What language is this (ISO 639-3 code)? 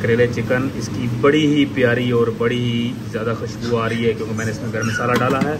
hin